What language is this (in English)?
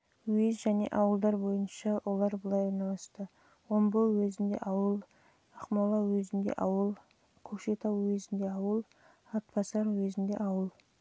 Kazakh